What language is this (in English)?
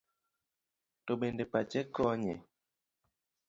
Luo (Kenya and Tanzania)